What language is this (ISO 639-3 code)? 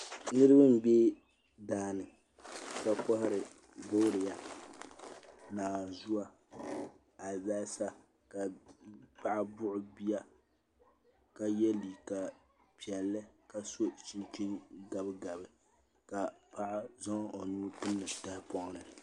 dag